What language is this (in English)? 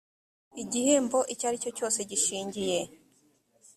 Kinyarwanda